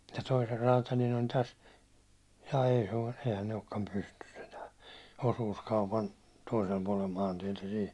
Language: Finnish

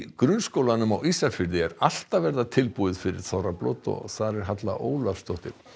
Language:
Icelandic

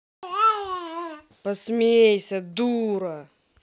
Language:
Russian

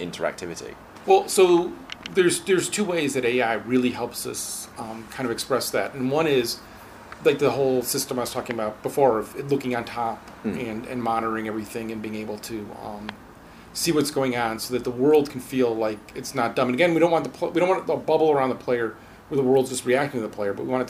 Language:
English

